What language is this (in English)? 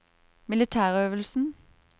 Norwegian